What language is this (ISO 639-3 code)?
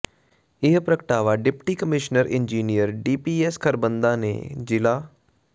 pan